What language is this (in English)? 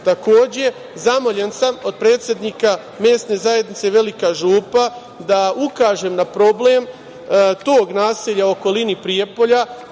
Serbian